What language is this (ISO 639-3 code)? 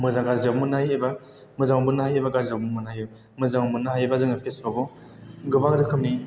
brx